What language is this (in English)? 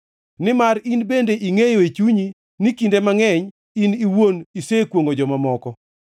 Luo (Kenya and Tanzania)